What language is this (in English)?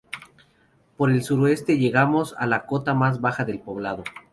Spanish